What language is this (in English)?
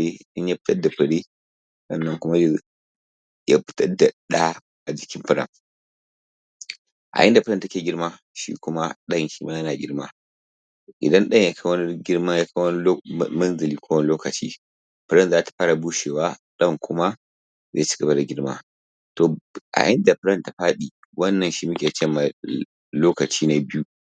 Hausa